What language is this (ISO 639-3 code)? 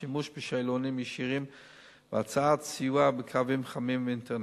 heb